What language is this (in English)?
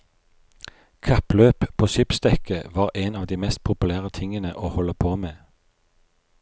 Norwegian